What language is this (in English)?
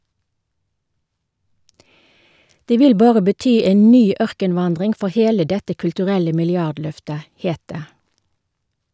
Norwegian